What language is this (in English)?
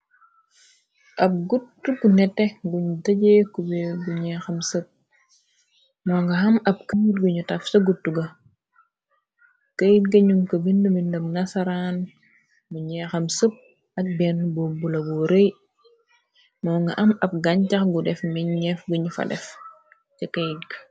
Wolof